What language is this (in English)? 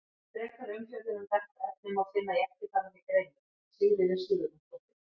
Icelandic